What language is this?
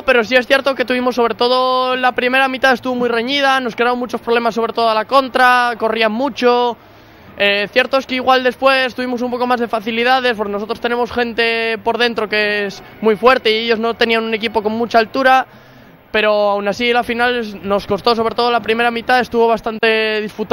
Spanish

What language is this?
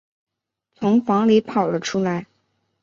Chinese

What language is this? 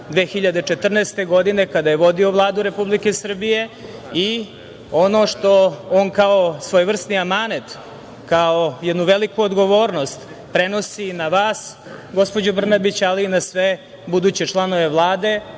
Serbian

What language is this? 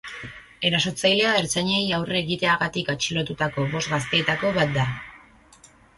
Basque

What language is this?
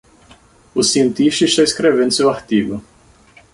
Portuguese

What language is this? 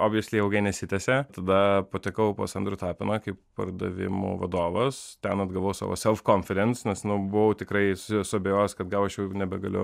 Lithuanian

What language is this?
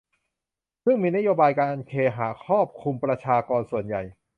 Thai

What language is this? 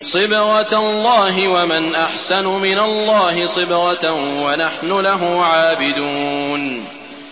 Arabic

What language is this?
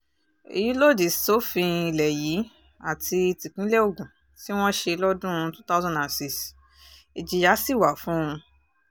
Yoruba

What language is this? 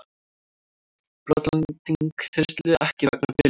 Icelandic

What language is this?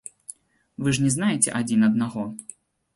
Belarusian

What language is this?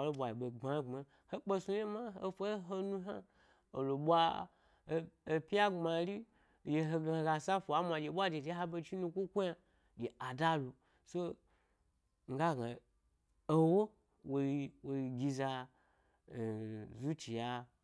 Gbari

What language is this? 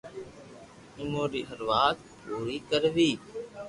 Loarki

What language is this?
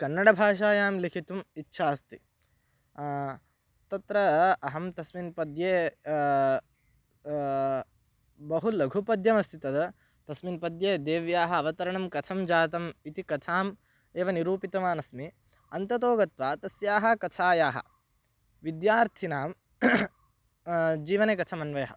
Sanskrit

